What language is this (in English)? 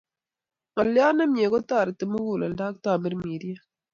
Kalenjin